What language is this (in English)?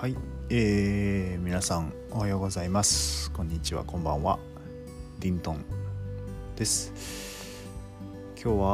Japanese